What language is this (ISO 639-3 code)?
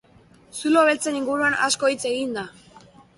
eus